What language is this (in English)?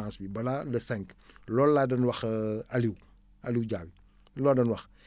Wolof